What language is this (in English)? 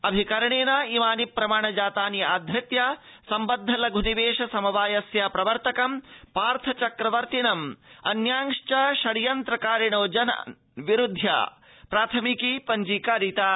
Sanskrit